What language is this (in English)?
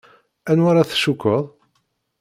Kabyle